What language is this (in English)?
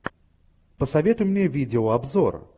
Russian